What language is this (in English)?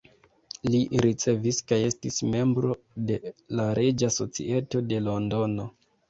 Esperanto